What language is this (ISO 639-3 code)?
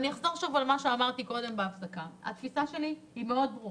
heb